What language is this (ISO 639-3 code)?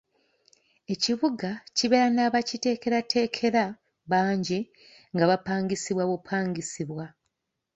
lug